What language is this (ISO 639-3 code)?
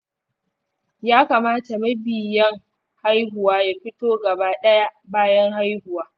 hau